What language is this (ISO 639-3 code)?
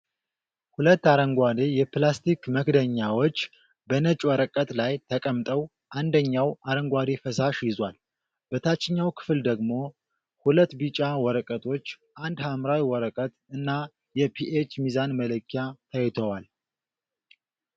amh